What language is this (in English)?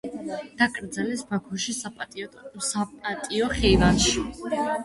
Georgian